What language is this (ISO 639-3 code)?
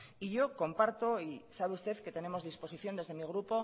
spa